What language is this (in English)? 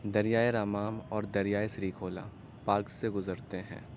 Urdu